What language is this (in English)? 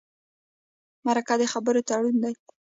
Pashto